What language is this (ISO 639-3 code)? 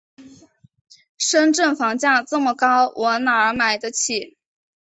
zho